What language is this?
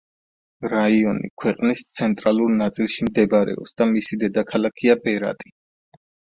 Georgian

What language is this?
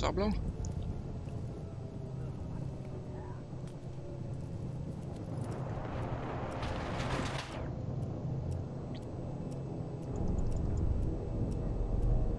French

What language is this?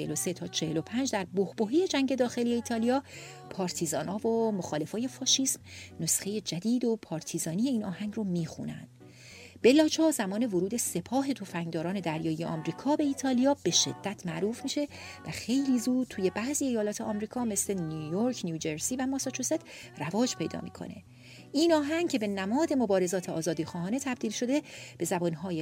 Persian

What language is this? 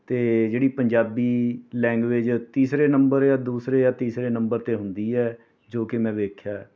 Punjabi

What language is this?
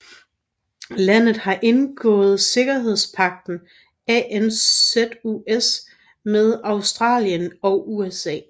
Danish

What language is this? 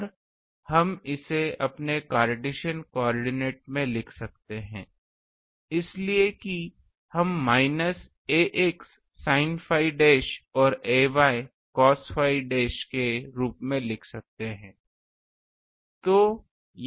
Hindi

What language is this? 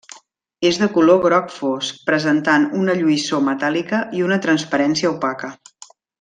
Catalan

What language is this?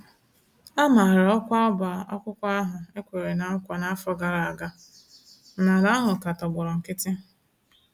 Igbo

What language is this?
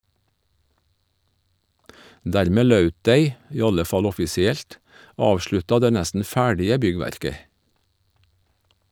Norwegian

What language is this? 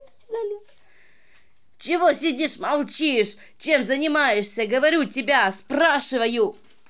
Russian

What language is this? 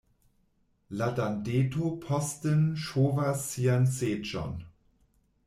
Esperanto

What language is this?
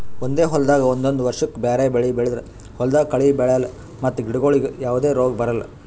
Kannada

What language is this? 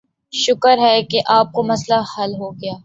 Urdu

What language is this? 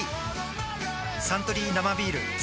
Japanese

